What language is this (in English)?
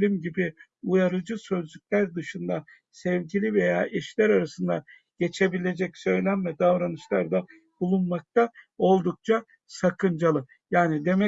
Turkish